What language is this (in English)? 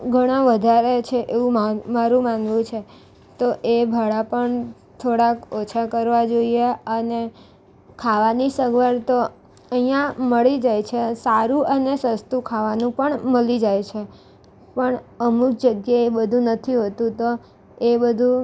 Gujarati